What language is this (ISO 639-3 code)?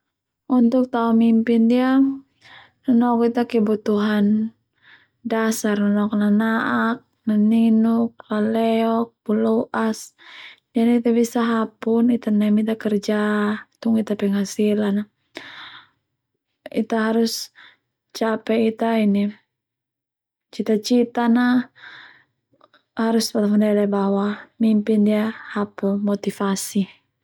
twu